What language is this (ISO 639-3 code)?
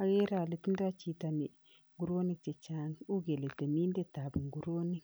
kln